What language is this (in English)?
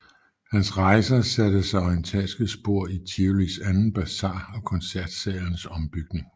Danish